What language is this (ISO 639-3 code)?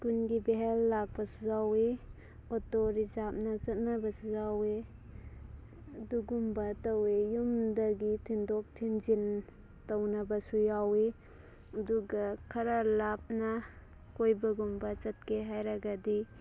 mni